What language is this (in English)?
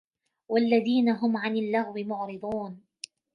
Arabic